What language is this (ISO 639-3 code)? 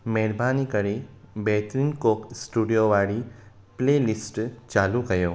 snd